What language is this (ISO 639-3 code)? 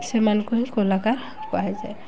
ori